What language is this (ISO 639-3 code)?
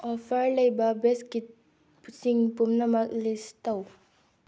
mni